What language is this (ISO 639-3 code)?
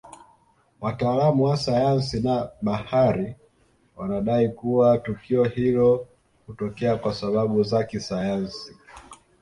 swa